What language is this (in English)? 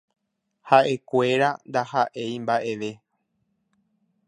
Guarani